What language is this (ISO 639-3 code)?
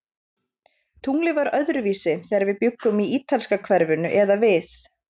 isl